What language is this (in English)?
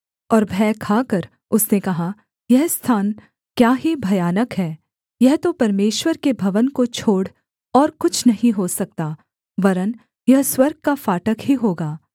Hindi